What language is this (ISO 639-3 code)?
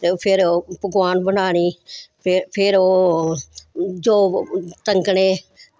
doi